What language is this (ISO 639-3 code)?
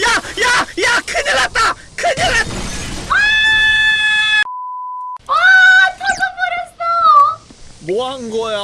kor